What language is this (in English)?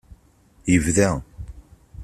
Kabyle